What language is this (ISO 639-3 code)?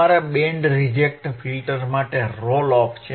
guj